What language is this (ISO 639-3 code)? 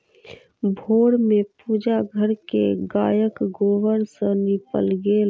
mai